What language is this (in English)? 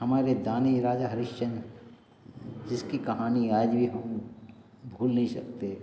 Hindi